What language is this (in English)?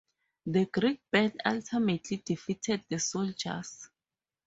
English